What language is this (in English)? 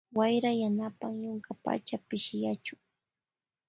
Loja Highland Quichua